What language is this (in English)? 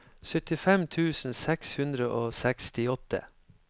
Norwegian